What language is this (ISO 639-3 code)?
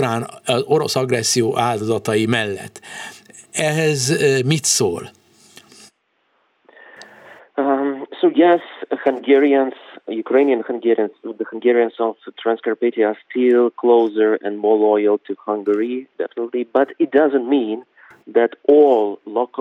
hun